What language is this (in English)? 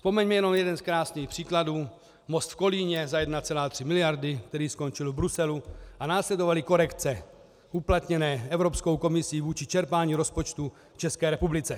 Czech